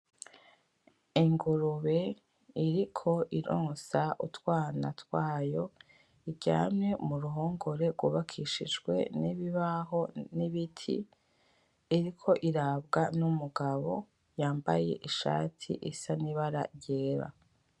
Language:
Rundi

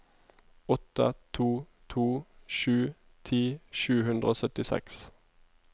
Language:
Norwegian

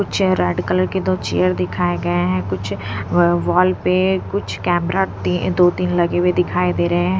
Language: Hindi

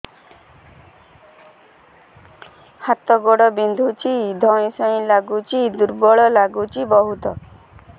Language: Odia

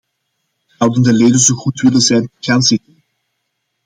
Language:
Dutch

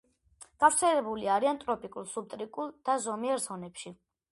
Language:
Georgian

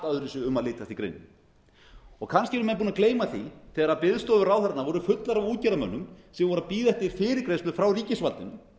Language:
Icelandic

